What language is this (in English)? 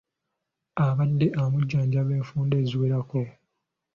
Ganda